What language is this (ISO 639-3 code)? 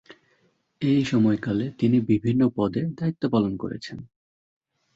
ben